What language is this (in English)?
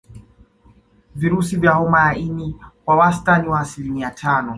Swahili